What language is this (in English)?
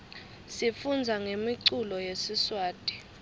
Swati